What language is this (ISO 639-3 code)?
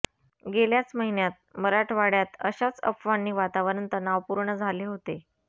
mar